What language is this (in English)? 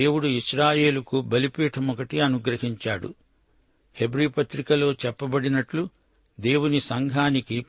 Telugu